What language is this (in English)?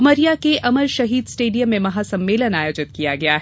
Hindi